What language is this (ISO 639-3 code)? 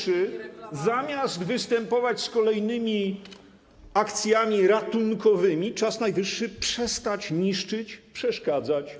pol